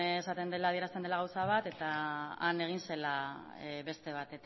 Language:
Basque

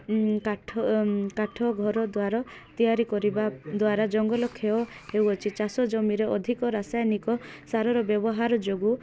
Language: Odia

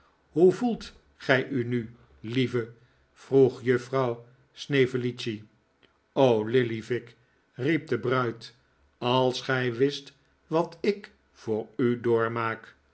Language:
Dutch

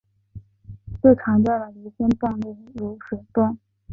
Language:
Chinese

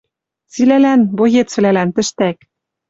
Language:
Western Mari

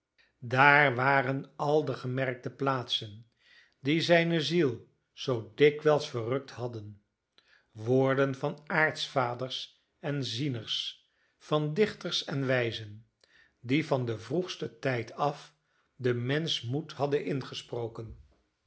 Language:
Dutch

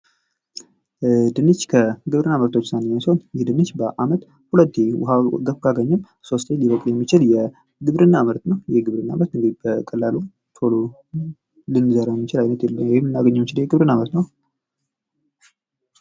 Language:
Amharic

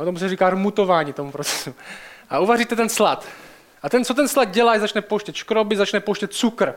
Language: Czech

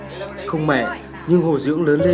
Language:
Vietnamese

